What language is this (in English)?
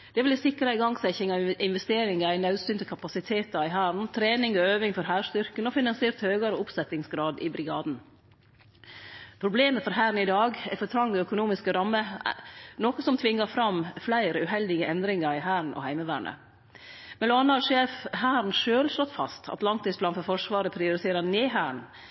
Norwegian Nynorsk